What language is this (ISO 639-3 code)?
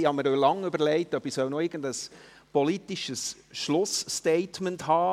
gsw